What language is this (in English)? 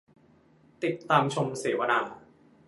Thai